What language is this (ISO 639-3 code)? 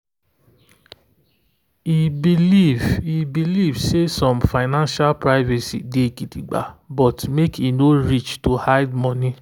pcm